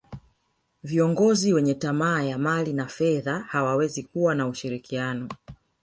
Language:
Swahili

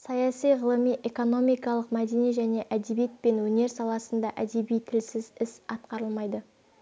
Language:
Kazakh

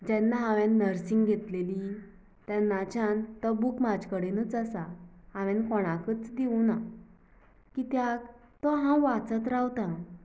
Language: Konkani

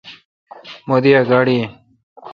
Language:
Kalkoti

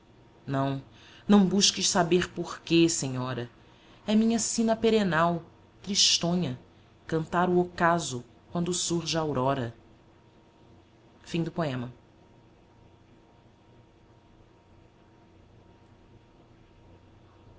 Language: Portuguese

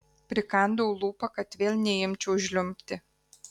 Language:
Lithuanian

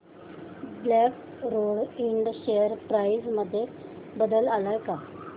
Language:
Marathi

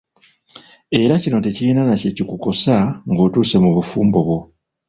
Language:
Ganda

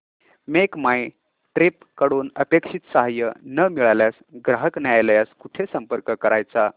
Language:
Marathi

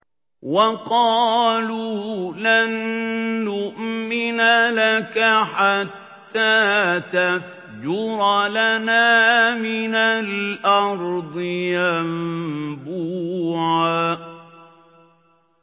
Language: Arabic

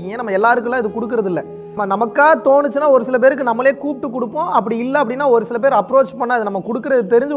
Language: Tamil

